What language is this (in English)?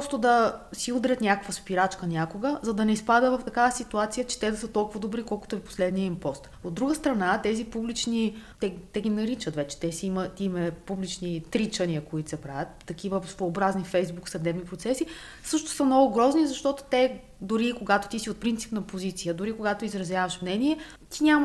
Bulgarian